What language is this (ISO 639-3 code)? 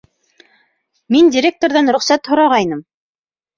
bak